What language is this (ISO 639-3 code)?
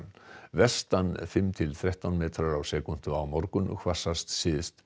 isl